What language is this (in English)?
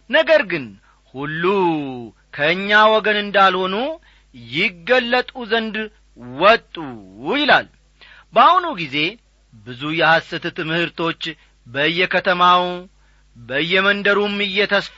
Amharic